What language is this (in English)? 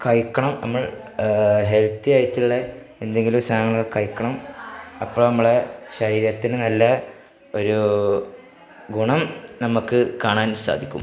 Malayalam